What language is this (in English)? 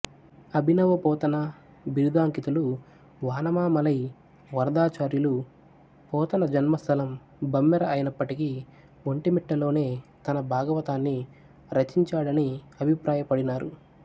Telugu